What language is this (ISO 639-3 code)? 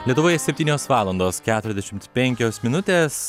lit